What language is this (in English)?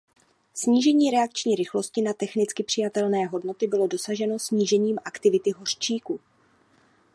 Czech